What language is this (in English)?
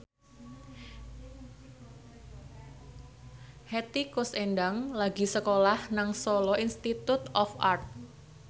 Javanese